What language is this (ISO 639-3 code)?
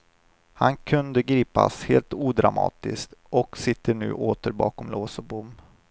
swe